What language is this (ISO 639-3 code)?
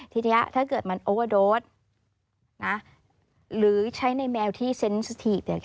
tha